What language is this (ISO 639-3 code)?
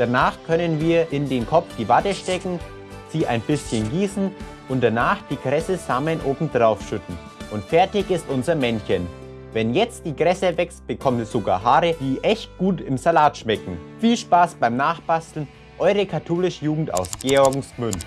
deu